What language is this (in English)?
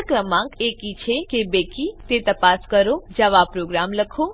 Gujarati